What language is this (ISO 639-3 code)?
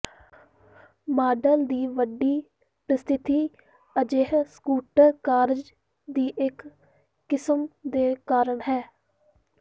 pan